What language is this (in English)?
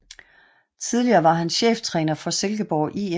Danish